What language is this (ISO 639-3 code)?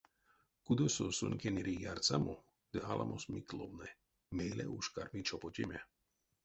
myv